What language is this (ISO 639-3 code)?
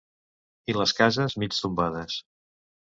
cat